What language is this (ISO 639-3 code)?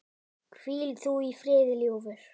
isl